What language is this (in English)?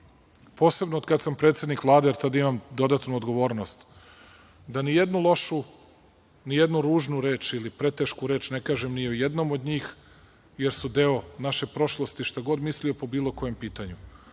Serbian